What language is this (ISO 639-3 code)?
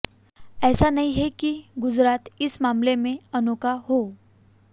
hin